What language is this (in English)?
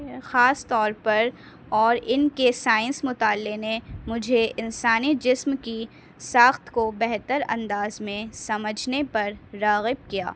Urdu